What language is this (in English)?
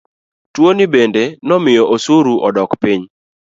Luo (Kenya and Tanzania)